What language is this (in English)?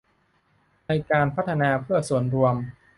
Thai